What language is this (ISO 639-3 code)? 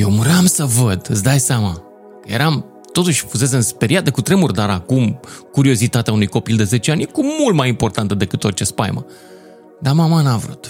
ron